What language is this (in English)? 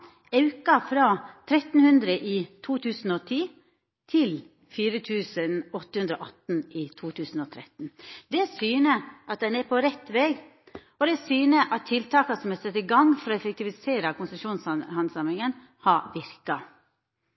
Norwegian Nynorsk